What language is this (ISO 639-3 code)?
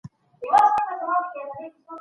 pus